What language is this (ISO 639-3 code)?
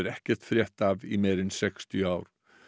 isl